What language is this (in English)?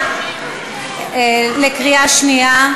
Hebrew